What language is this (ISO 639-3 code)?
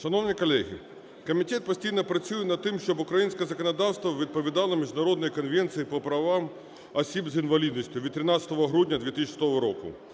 ukr